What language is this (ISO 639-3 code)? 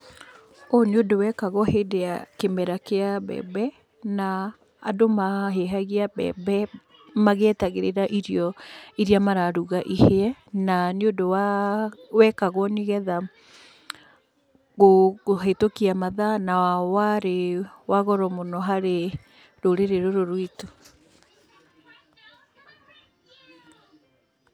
kik